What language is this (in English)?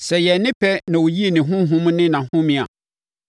Akan